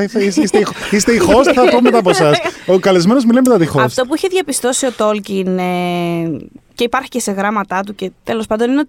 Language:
Greek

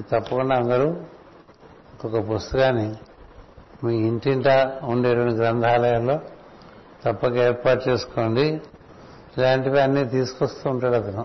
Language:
Telugu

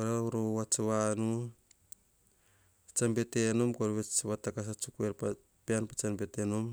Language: Hahon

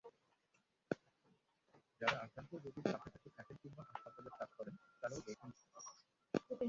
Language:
Bangla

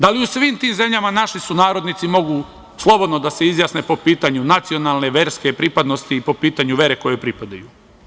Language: Serbian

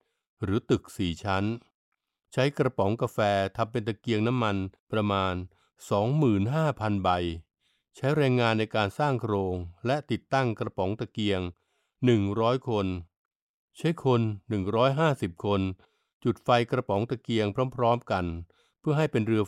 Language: Thai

